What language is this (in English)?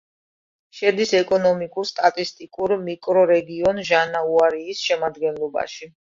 Georgian